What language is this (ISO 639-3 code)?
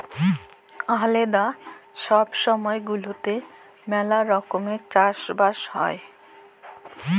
ben